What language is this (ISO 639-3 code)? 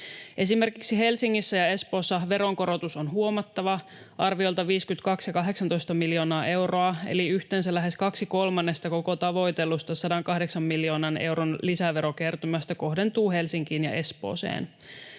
fin